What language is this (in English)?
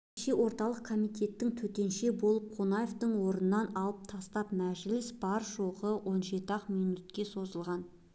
Kazakh